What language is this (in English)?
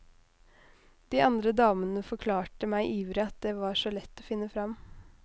Norwegian